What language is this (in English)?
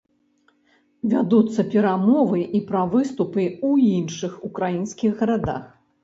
Belarusian